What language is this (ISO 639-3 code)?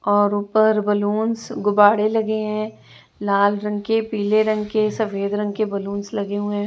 hin